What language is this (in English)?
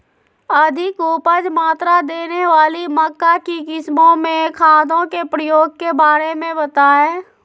Magahi